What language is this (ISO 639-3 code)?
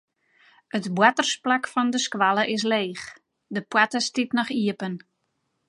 fry